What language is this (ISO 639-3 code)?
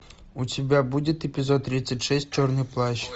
rus